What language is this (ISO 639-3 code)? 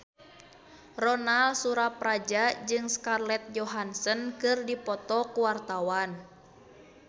sun